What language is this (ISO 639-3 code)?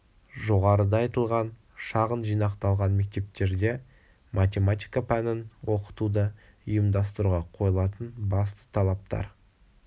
kaz